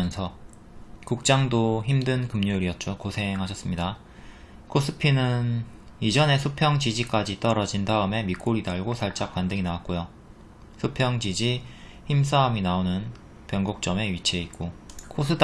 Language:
Korean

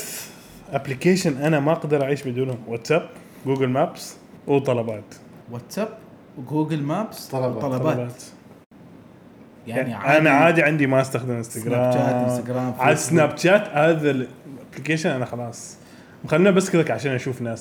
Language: Arabic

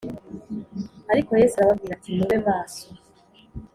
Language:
Kinyarwanda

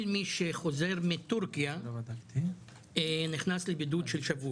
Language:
Hebrew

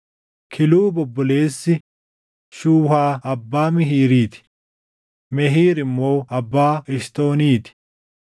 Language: Oromo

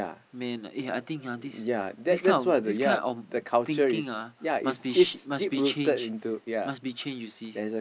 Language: English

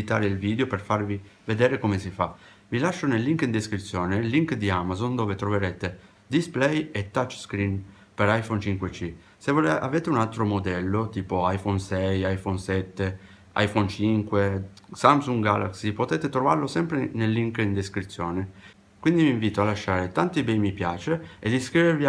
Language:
Italian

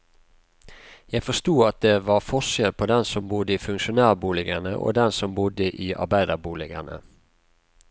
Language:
Norwegian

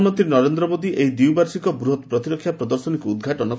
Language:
Odia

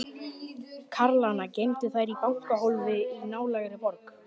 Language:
Icelandic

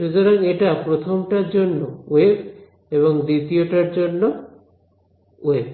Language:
Bangla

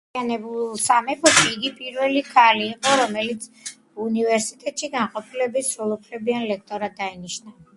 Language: Georgian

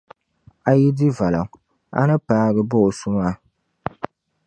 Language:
Dagbani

